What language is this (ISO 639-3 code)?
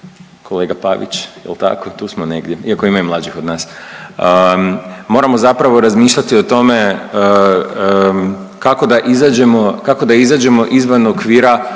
hrv